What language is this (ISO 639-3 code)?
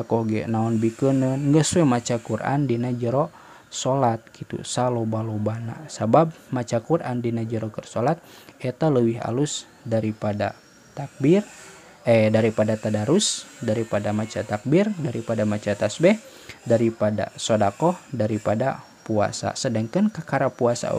ind